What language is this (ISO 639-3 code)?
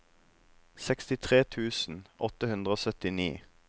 nor